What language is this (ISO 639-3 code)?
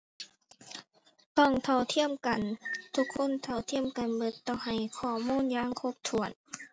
tha